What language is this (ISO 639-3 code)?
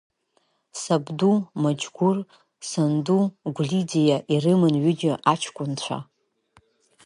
abk